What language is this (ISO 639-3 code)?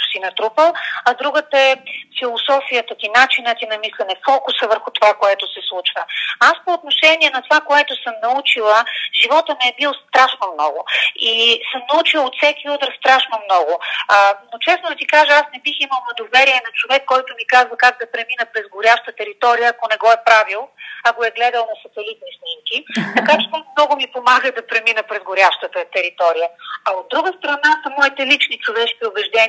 bul